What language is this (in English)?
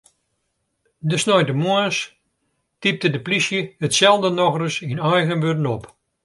Western Frisian